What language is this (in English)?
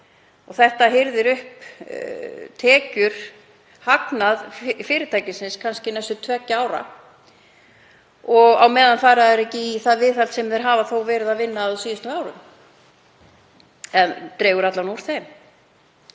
Icelandic